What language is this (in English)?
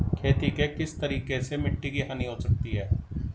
Hindi